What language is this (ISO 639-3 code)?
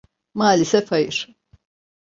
tur